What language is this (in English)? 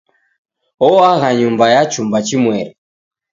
Taita